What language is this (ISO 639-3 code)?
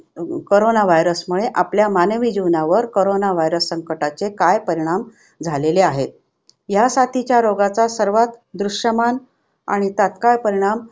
mar